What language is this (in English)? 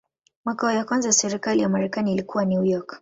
Swahili